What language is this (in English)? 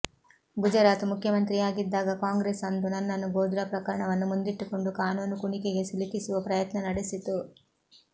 Kannada